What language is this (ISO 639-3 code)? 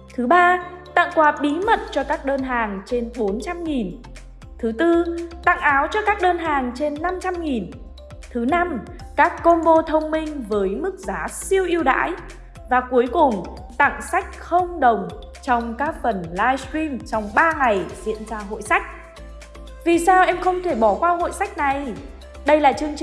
vie